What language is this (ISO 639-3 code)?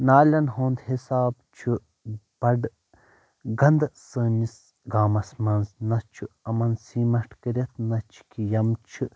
kas